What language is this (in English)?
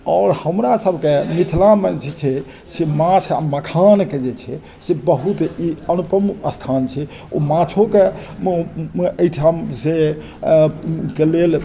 Maithili